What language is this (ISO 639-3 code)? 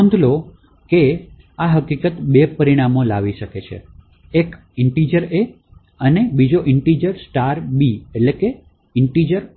guj